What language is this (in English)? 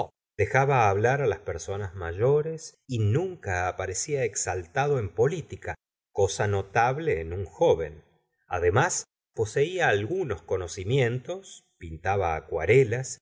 Spanish